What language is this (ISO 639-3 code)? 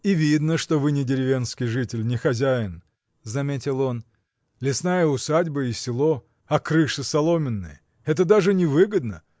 rus